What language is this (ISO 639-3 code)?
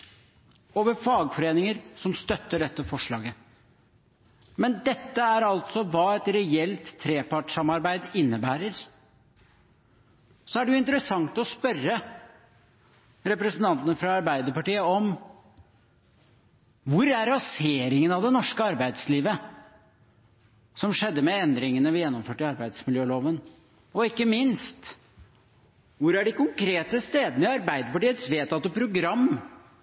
nob